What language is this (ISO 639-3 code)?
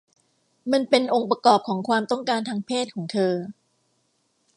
tha